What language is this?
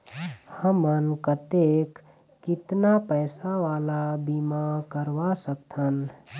Chhattisgarhi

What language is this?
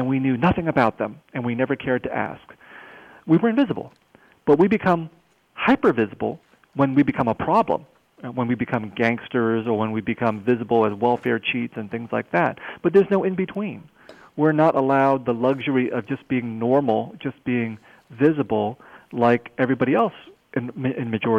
English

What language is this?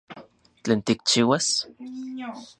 Central Puebla Nahuatl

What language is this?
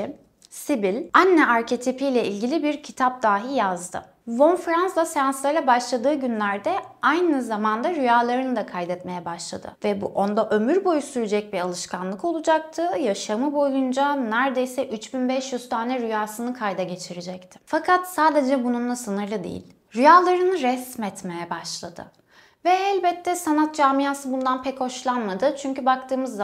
Turkish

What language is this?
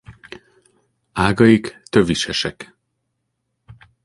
Hungarian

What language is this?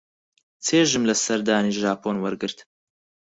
Central Kurdish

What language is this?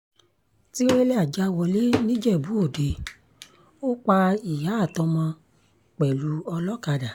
Yoruba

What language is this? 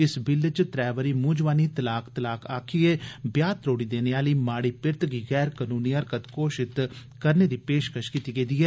Dogri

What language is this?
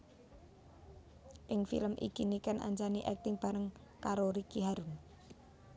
Javanese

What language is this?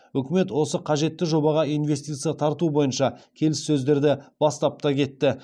Kazakh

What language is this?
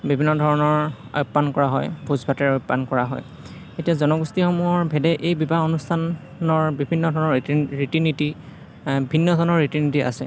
Assamese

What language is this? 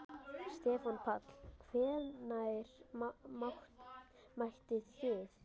Icelandic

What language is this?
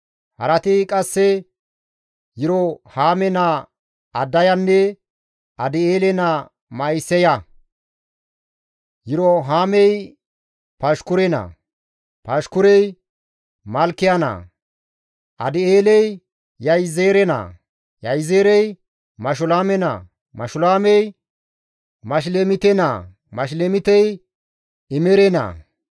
Gamo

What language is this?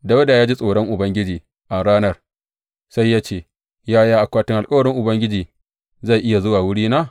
Hausa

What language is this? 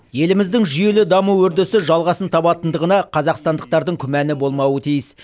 Kazakh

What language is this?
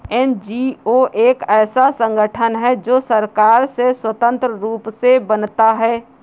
Hindi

